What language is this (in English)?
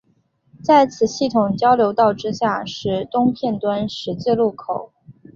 Chinese